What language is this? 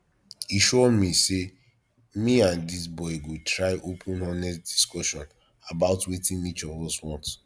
Nigerian Pidgin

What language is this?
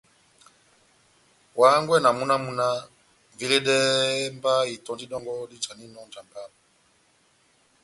Batanga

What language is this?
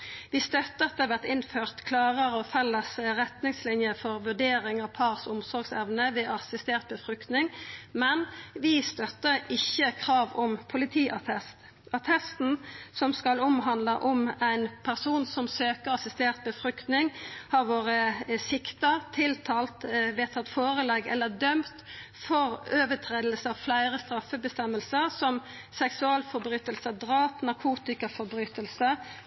Norwegian Nynorsk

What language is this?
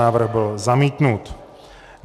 Czech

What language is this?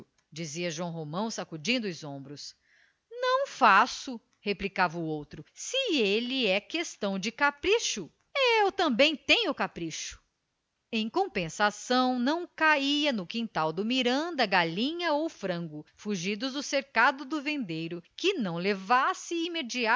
Portuguese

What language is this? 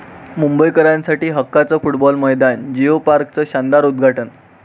Marathi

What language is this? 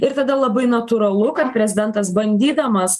Lithuanian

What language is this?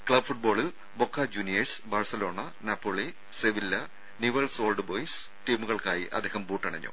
Malayalam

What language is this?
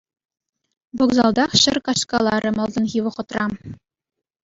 Chuvash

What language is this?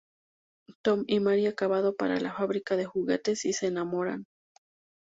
Spanish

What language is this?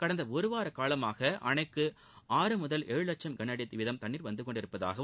Tamil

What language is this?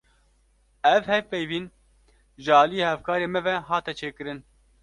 Kurdish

